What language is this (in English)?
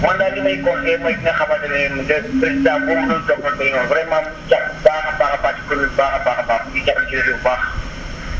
Wolof